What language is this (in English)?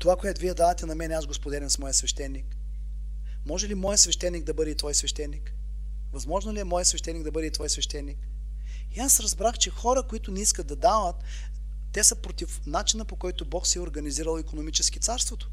Bulgarian